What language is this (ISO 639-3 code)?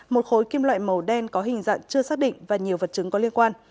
vie